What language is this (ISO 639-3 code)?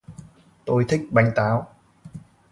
vie